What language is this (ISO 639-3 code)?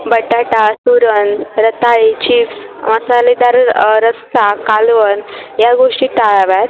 mar